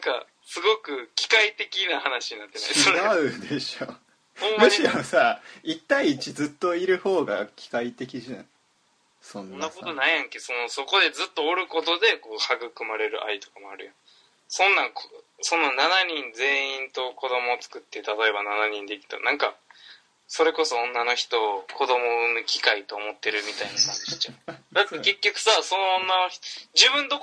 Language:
Japanese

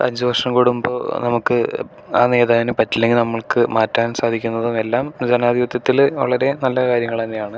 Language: Malayalam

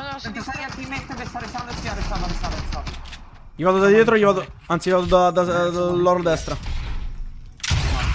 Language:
Italian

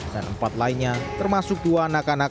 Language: Indonesian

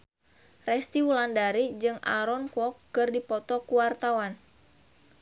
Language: Sundanese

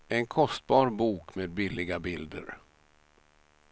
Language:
Swedish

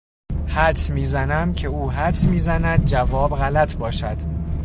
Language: Persian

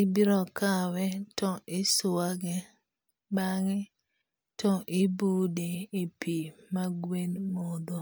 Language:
Luo (Kenya and Tanzania)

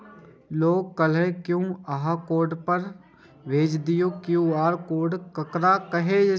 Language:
Maithili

